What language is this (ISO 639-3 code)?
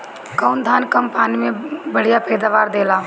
bho